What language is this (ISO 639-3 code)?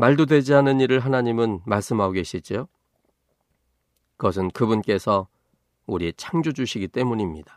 kor